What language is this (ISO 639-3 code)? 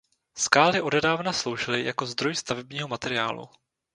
ces